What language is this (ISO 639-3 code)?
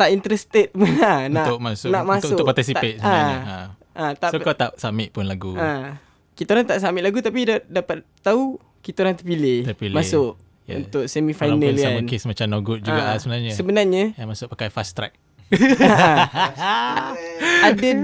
msa